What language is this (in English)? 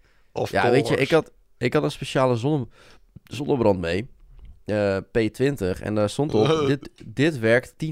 Dutch